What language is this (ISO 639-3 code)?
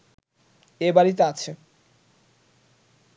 ben